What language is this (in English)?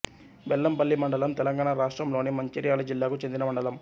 Telugu